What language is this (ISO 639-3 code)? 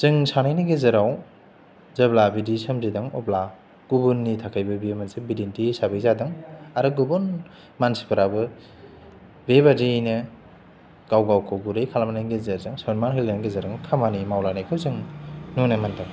brx